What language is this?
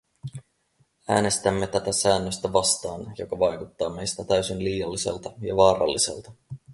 Finnish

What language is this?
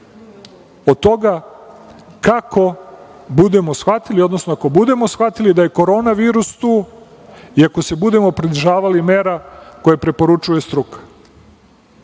Serbian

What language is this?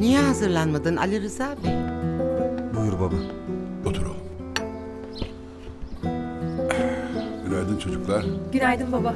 Turkish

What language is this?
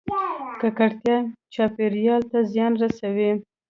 Pashto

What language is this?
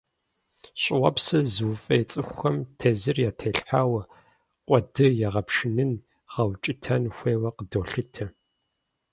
Kabardian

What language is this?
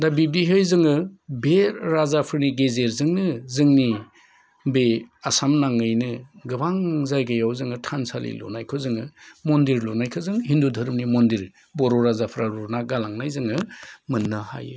Bodo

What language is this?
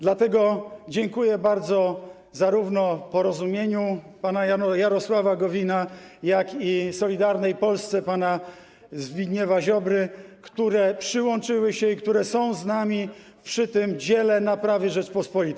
Polish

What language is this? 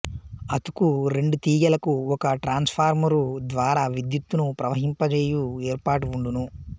Telugu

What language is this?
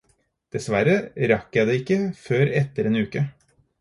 Norwegian Bokmål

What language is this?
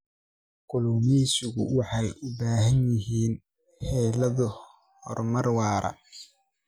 Somali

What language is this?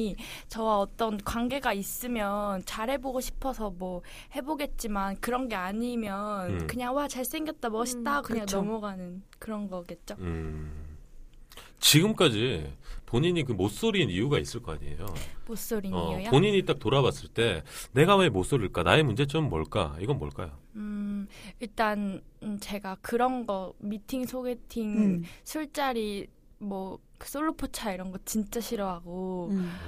Korean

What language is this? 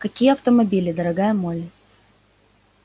Russian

